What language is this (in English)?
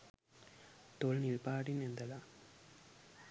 Sinhala